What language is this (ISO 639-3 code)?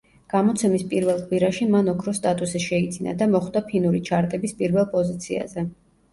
kat